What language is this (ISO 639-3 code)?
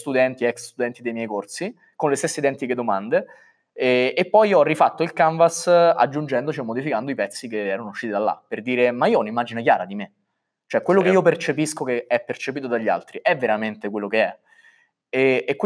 ita